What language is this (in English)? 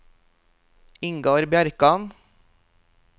Norwegian